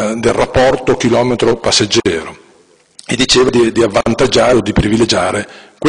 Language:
Italian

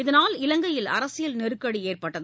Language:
Tamil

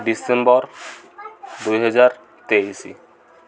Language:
Odia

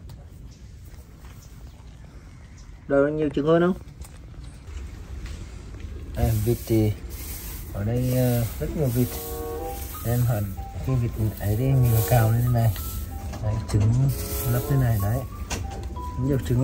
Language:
Vietnamese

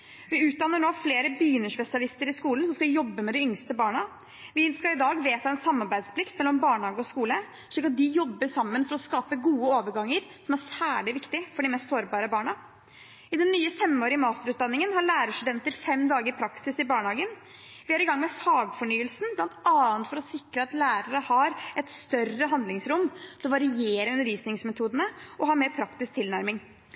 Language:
Norwegian Bokmål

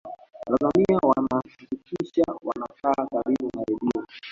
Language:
Swahili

